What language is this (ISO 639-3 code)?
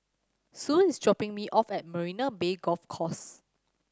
eng